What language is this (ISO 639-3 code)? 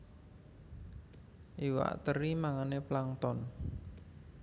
jav